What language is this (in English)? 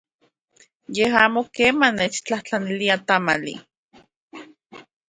Central Puebla Nahuatl